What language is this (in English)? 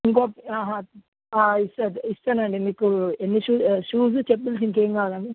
Telugu